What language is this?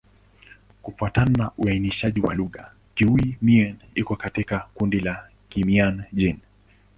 Swahili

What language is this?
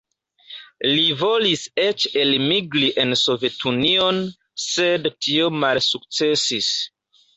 Esperanto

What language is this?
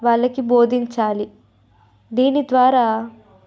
Telugu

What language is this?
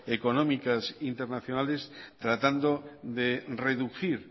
Spanish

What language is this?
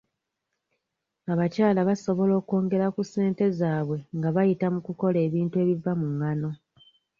Ganda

